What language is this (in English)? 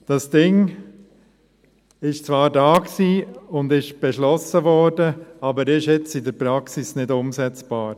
Swiss German